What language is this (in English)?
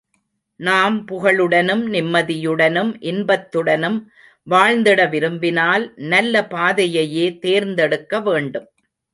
Tamil